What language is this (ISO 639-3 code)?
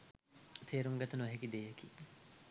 sin